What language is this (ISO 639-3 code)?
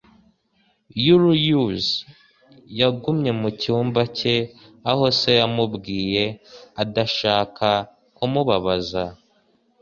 kin